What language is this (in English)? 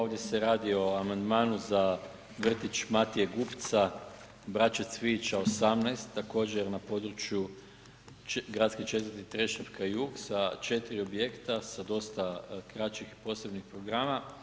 Croatian